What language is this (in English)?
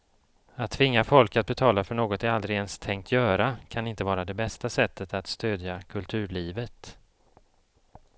Swedish